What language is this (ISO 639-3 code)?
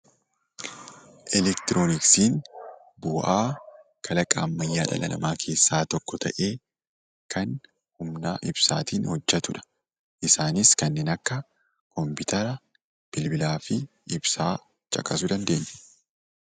orm